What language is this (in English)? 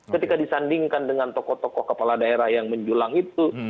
Indonesian